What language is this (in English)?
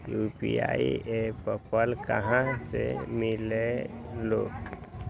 Magahi